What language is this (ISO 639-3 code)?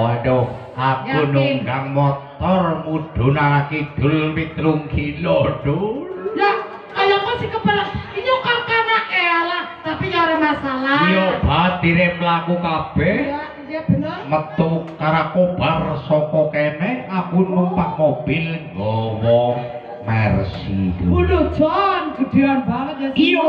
ind